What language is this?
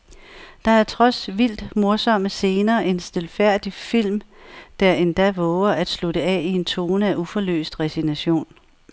Danish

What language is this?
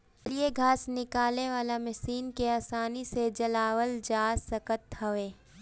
Bhojpuri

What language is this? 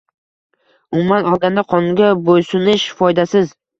Uzbek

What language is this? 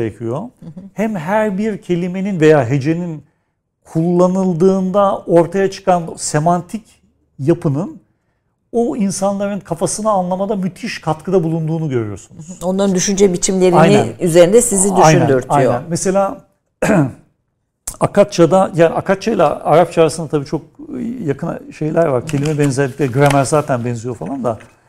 Turkish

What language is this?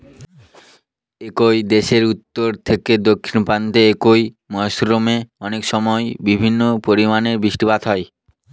Bangla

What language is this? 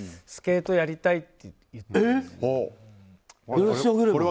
Japanese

